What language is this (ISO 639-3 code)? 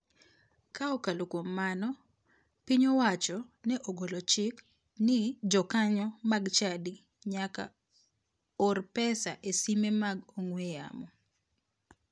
luo